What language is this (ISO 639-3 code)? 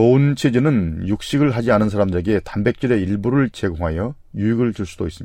kor